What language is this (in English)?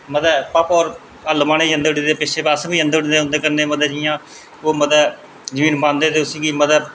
Dogri